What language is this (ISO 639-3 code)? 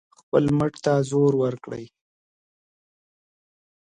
pus